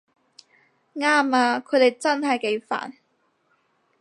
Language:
Cantonese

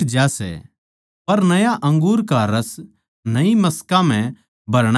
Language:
Haryanvi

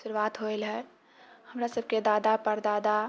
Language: Maithili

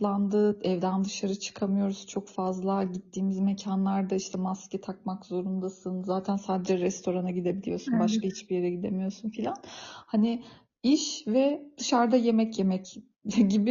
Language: Turkish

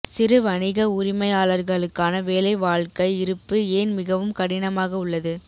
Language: Tamil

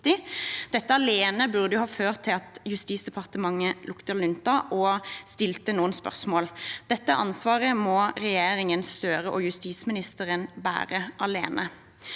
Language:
Norwegian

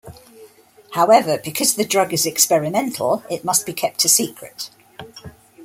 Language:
English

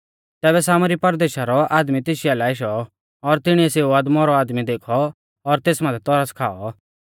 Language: Mahasu Pahari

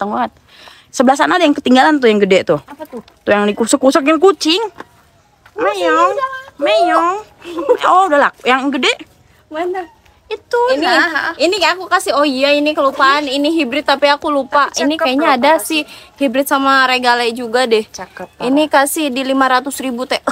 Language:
Indonesian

